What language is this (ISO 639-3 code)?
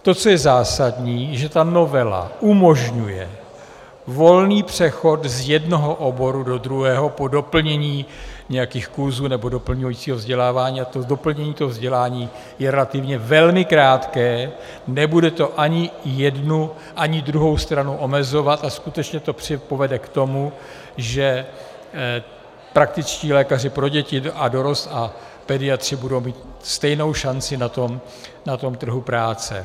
ces